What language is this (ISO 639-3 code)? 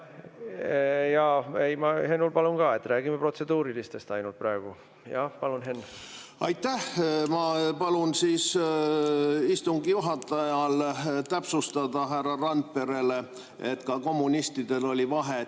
est